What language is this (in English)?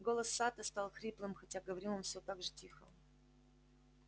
Russian